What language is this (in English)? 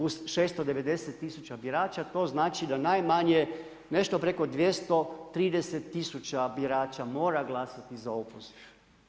Croatian